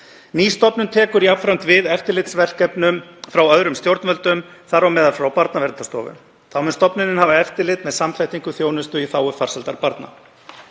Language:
Icelandic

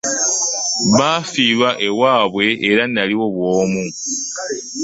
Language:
Ganda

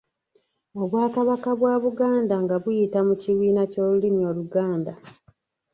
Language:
Ganda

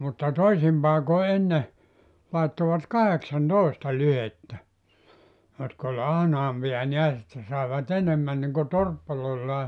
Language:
Finnish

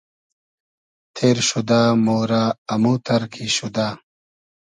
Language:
Hazaragi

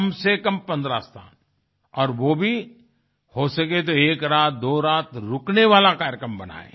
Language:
Hindi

